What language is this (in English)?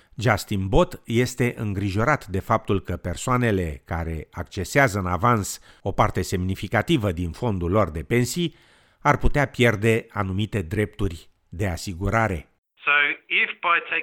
Romanian